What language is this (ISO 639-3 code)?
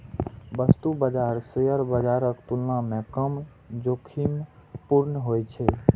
mai